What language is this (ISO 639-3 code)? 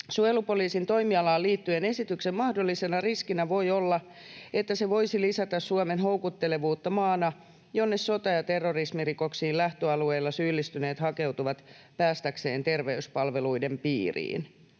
fin